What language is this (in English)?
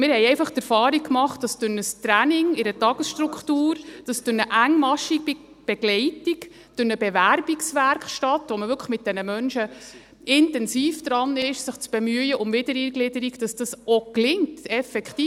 Swiss German